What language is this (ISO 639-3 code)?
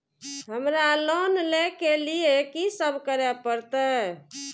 mai